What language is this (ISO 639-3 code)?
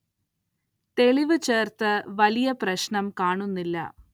mal